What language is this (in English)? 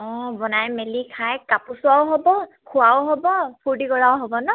Assamese